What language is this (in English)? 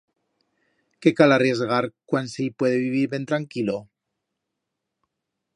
Aragonese